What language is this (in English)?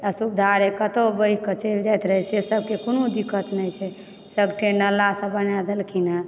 Maithili